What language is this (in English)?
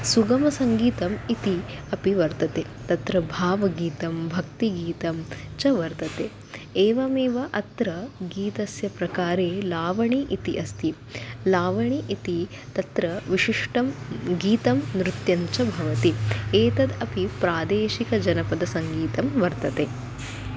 Sanskrit